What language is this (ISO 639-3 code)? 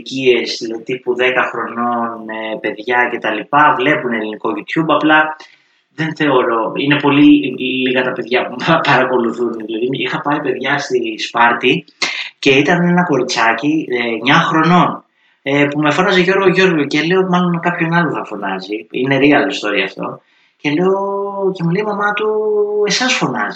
ell